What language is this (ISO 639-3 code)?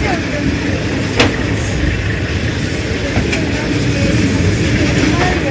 ron